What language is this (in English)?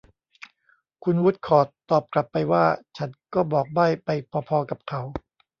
Thai